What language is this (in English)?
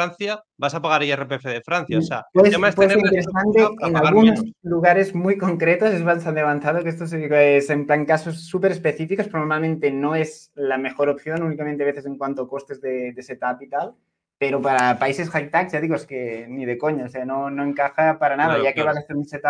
Spanish